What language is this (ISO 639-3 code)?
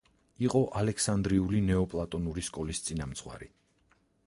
kat